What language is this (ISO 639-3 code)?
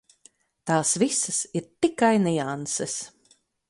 lav